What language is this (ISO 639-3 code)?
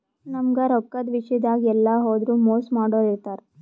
kan